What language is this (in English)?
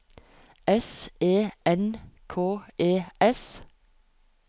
Norwegian